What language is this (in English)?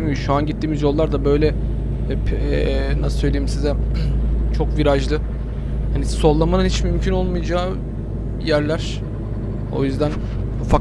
Turkish